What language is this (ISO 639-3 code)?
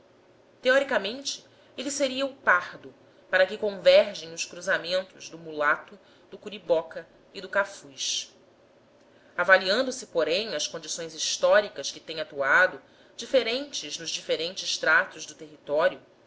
por